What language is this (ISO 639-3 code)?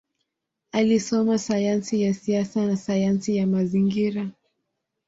swa